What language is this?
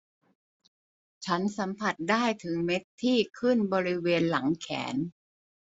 Thai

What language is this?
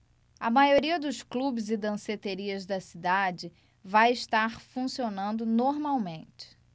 Portuguese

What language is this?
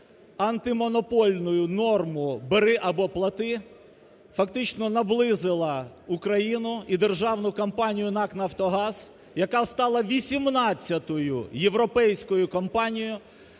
Ukrainian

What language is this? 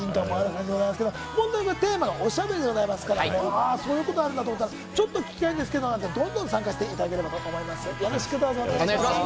Japanese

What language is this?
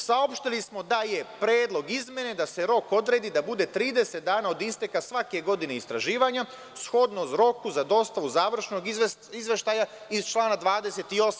Serbian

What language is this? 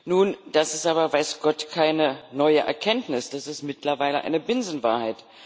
German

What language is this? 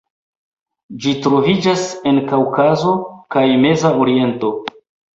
Esperanto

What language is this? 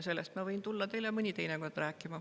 Estonian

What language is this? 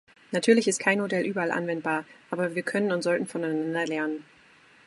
German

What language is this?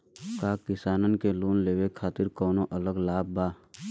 Bhojpuri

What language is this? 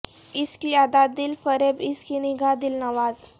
Urdu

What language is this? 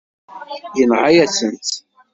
Kabyle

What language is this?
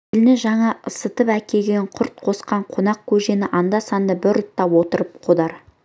Kazakh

